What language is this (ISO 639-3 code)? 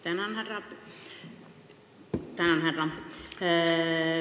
est